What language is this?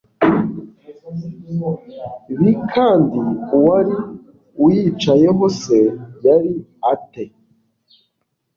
Kinyarwanda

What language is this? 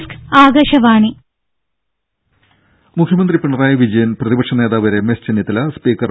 Malayalam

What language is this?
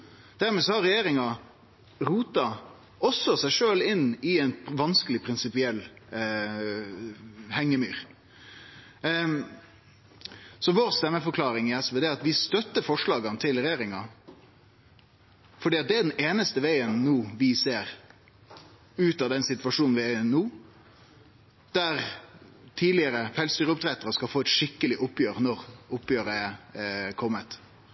Norwegian Nynorsk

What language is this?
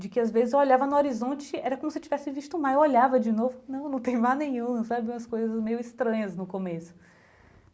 Portuguese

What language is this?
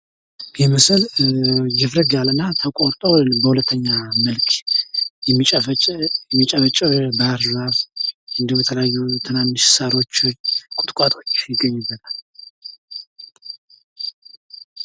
Amharic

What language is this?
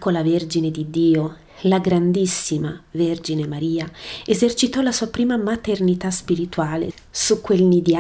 Italian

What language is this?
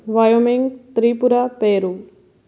Punjabi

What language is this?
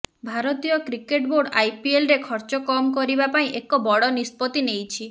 Odia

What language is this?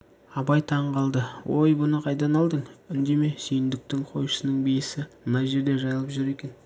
Kazakh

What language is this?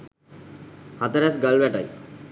Sinhala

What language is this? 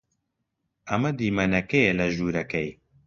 Central Kurdish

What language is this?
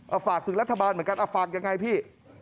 Thai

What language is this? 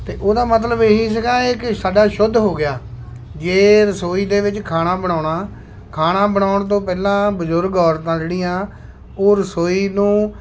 Punjabi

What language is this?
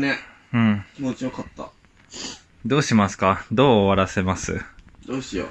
Japanese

